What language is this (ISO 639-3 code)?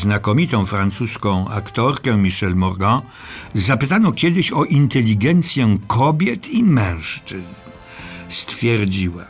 pol